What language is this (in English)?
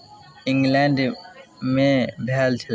Maithili